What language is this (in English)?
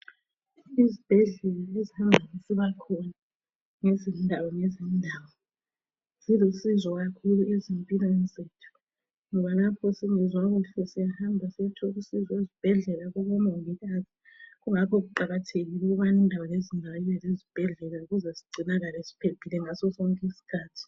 North Ndebele